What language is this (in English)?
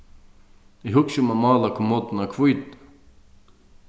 Faroese